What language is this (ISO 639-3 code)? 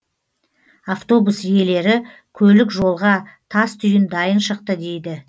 kaz